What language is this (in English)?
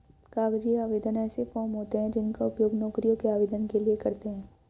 Hindi